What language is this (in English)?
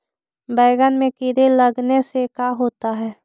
Magahi